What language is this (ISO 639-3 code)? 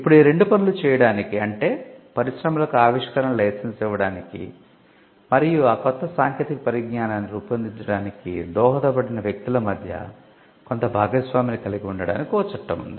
tel